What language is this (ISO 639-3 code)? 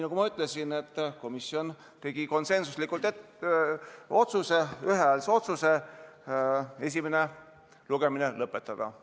est